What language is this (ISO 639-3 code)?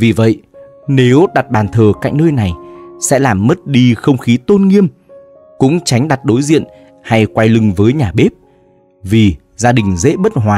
vie